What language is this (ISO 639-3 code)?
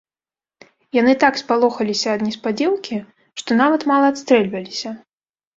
bel